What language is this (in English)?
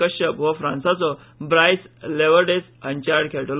Konkani